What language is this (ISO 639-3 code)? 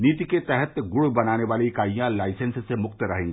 hin